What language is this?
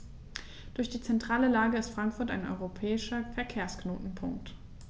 German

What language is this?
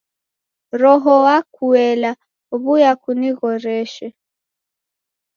Taita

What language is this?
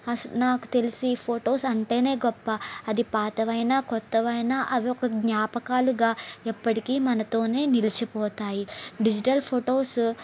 Telugu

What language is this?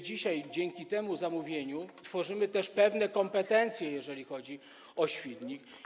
Polish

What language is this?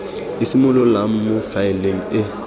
Tswana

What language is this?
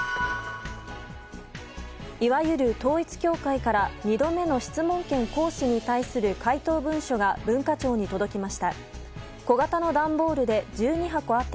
Japanese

